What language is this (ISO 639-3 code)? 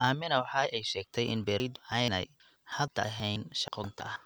som